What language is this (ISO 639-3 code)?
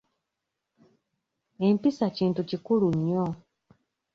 lug